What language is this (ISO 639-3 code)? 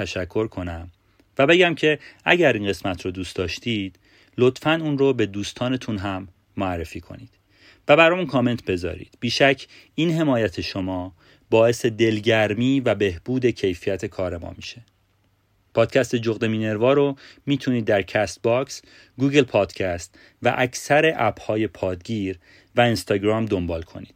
fas